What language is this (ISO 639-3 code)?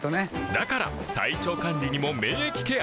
jpn